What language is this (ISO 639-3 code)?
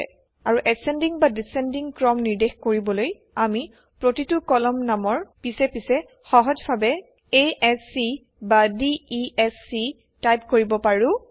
asm